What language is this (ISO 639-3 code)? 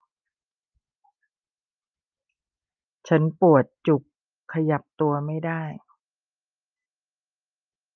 tha